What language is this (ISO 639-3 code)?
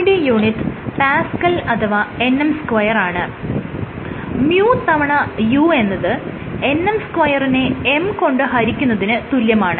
mal